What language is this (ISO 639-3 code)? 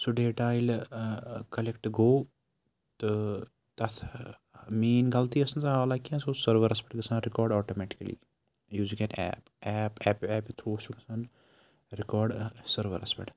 kas